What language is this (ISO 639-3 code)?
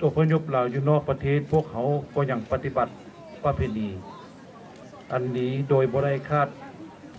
tha